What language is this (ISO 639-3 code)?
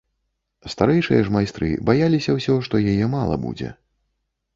bel